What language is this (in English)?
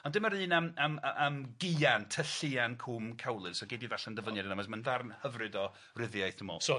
Welsh